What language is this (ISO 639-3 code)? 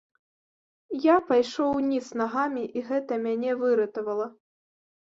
bel